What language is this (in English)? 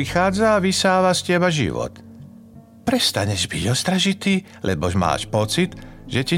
Slovak